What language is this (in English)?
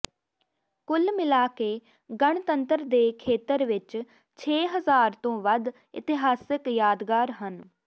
Punjabi